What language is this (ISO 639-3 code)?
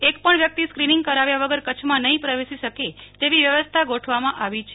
guj